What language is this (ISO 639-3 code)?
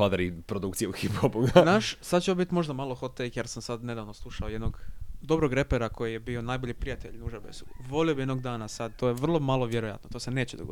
hrv